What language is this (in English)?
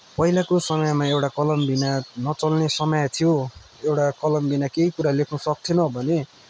Nepali